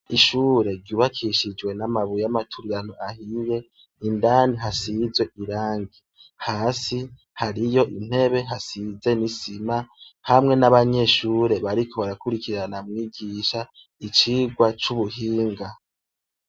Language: Rundi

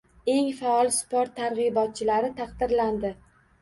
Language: Uzbek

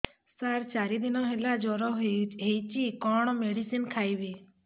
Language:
Odia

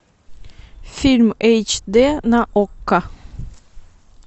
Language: Russian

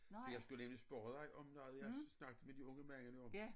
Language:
Danish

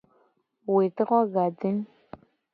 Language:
Gen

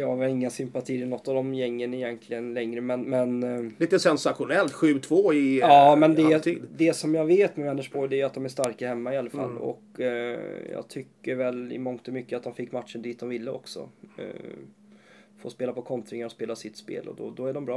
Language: Swedish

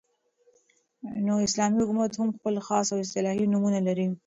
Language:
Pashto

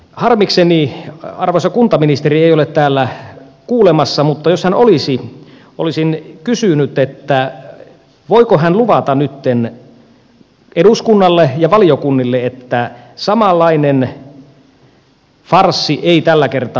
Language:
Finnish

